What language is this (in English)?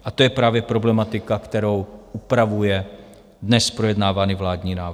Czech